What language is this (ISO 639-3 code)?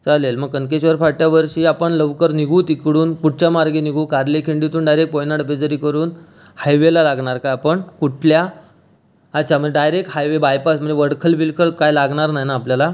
mar